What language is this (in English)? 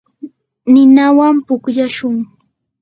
Yanahuanca Pasco Quechua